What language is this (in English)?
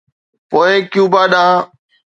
Sindhi